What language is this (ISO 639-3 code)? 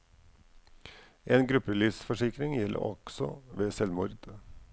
nor